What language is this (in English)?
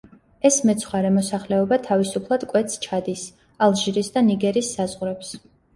Georgian